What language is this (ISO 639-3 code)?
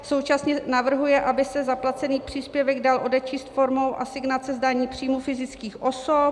ces